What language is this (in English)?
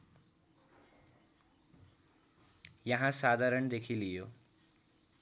Nepali